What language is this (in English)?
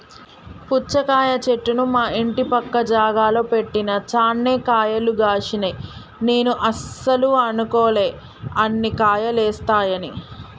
Telugu